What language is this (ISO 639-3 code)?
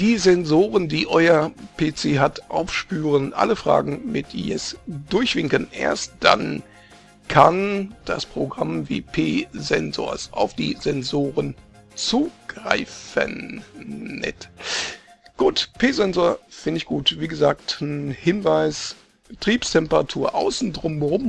deu